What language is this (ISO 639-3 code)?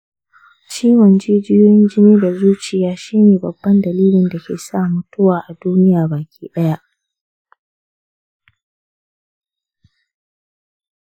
hau